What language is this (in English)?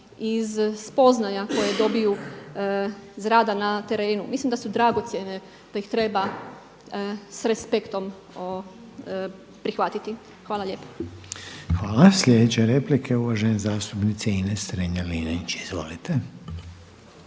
Croatian